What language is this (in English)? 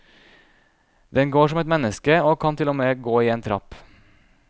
Norwegian